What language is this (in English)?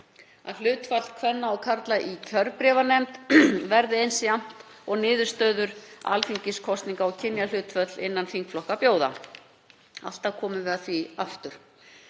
Icelandic